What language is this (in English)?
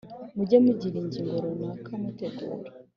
Kinyarwanda